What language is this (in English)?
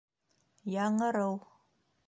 Bashkir